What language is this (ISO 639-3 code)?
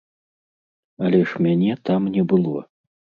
bel